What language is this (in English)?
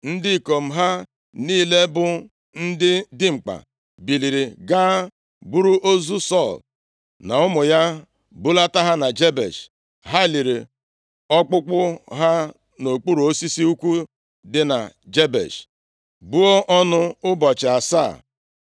Igbo